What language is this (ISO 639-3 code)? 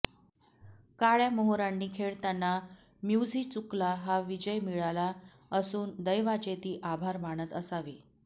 mar